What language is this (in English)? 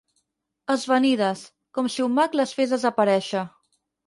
Catalan